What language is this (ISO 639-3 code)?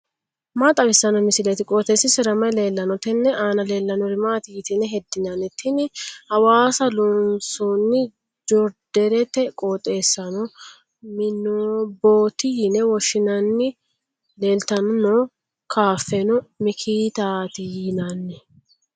sid